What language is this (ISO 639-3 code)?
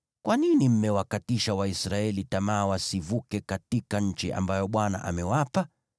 swa